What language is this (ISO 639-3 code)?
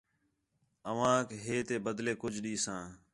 xhe